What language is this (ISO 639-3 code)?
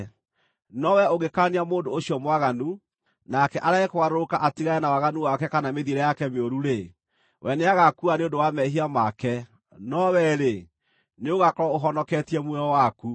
kik